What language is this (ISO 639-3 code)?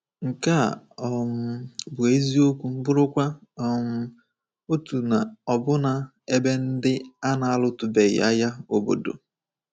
ibo